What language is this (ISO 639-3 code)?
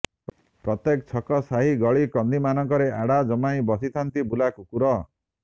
ori